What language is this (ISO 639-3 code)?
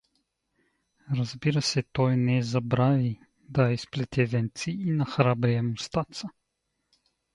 bul